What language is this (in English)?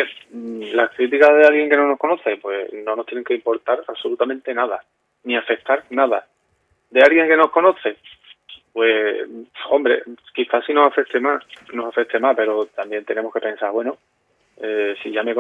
Spanish